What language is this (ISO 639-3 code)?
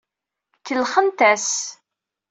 kab